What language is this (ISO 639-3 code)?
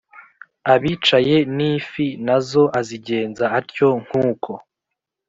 kin